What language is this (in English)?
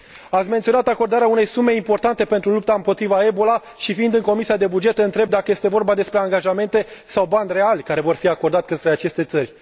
Romanian